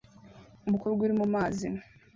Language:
Kinyarwanda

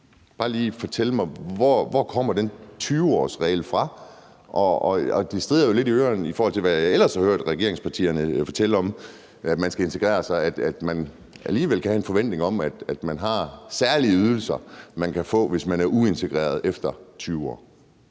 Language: Danish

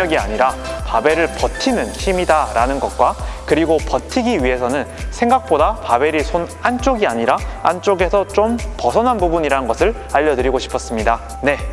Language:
Korean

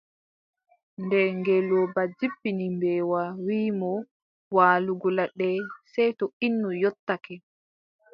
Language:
Adamawa Fulfulde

